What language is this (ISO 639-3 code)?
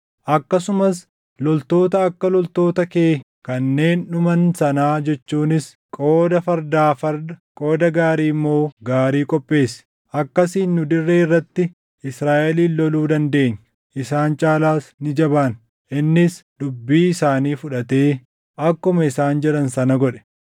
orm